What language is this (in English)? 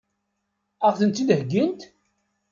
Kabyle